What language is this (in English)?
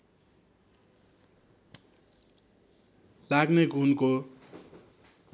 Nepali